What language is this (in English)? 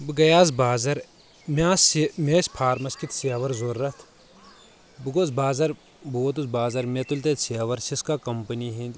Kashmiri